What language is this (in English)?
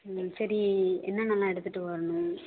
Tamil